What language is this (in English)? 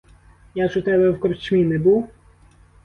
Ukrainian